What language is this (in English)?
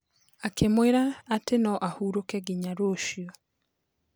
Kikuyu